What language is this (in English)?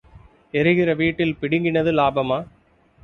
Tamil